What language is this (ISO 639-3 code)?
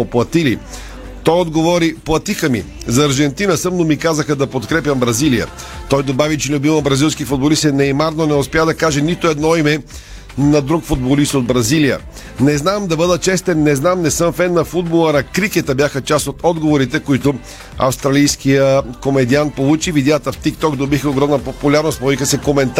bul